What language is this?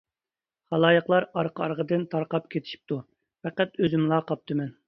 Uyghur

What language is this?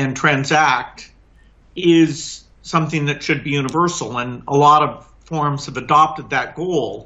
Greek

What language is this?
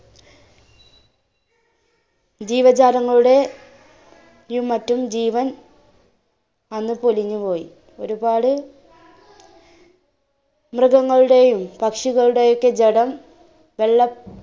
Malayalam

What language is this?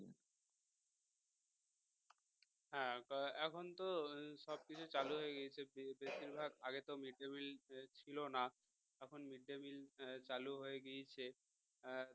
Bangla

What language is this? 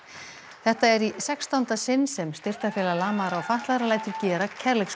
Icelandic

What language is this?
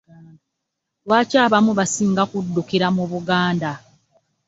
Ganda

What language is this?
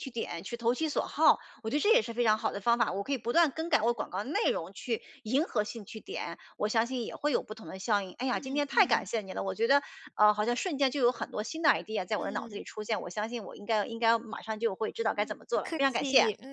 Chinese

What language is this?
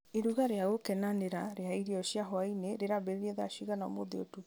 Kikuyu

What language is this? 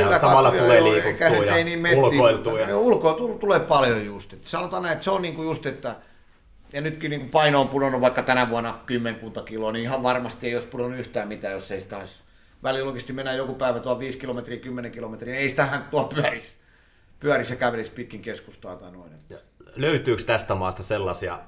Finnish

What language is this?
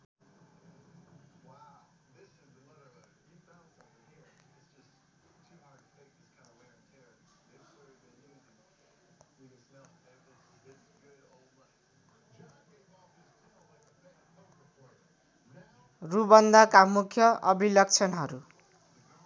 Nepali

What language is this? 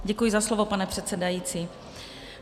Czech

